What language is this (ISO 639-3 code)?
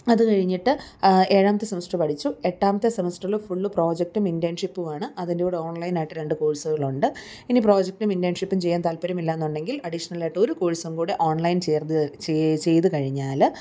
mal